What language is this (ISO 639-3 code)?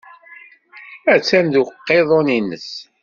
kab